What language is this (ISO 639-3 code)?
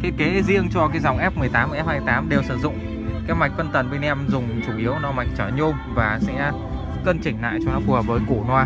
vie